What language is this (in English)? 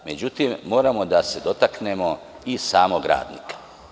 Serbian